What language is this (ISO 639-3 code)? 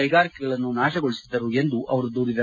kan